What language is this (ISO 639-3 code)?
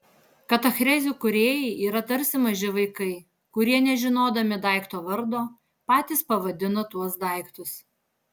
lit